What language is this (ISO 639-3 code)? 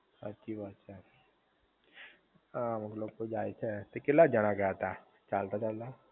guj